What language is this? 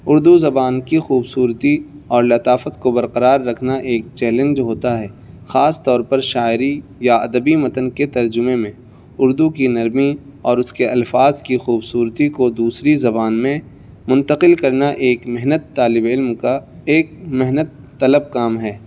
Urdu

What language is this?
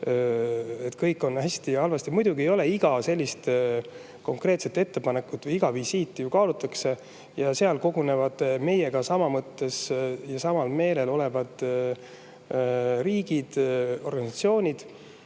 Estonian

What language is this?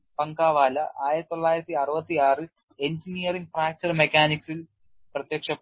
Malayalam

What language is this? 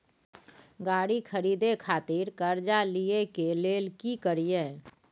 Maithili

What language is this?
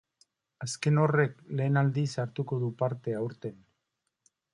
Basque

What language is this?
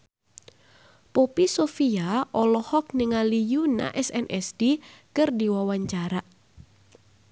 Sundanese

